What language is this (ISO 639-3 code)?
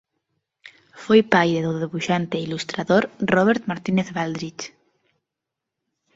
glg